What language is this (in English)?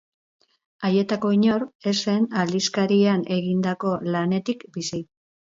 Basque